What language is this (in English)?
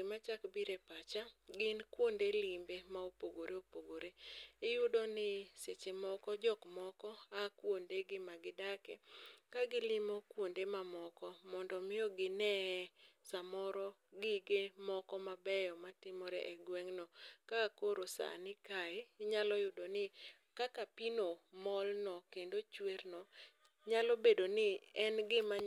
Luo (Kenya and Tanzania)